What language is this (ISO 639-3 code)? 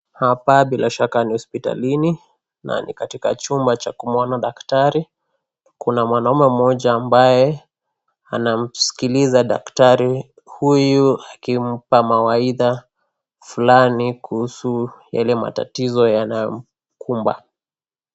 swa